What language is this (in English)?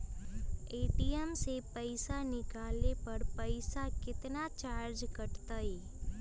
Magahi